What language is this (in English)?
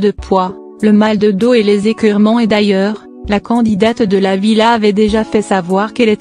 French